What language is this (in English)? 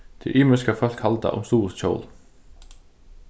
Faroese